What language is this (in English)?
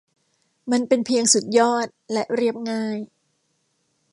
Thai